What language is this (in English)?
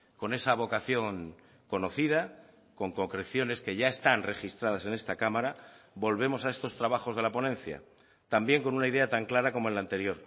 Spanish